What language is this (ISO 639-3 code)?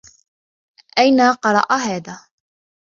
ara